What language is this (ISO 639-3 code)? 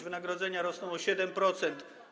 pol